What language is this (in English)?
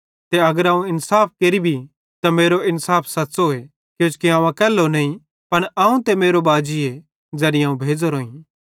Bhadrawahi